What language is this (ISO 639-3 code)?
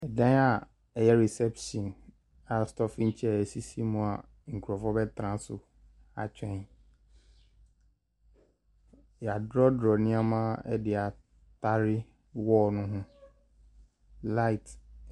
aka